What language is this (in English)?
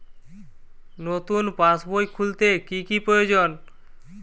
Bangla